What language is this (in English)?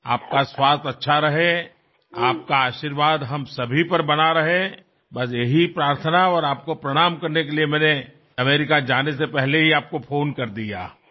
Gujarati